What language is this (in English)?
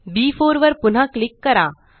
Marathi